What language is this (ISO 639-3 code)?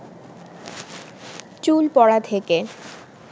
ben